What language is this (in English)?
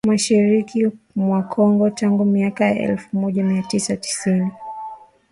Swahili